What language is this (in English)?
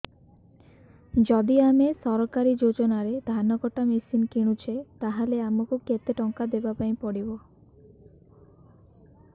Odia